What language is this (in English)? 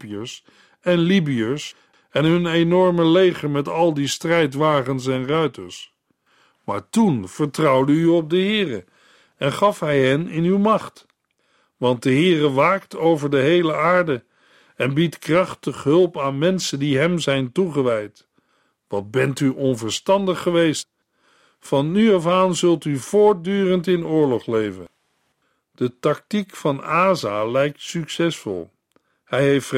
Dutch